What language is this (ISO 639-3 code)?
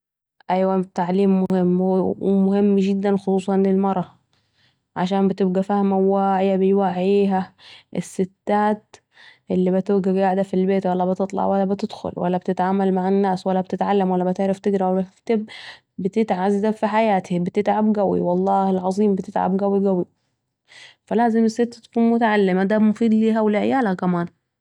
aec